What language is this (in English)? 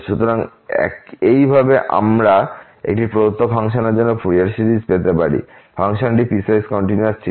Bangla